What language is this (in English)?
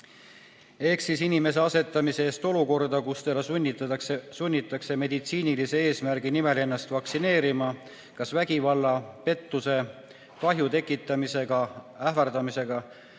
Estonian